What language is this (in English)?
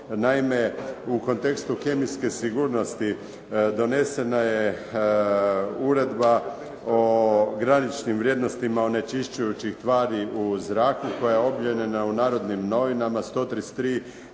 Croatian